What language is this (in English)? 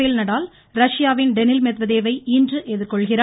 Tamil